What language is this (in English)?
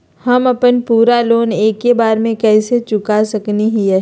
Magahi